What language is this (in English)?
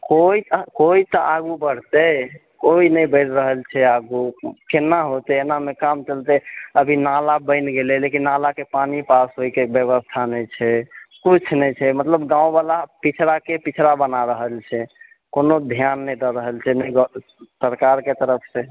Maithili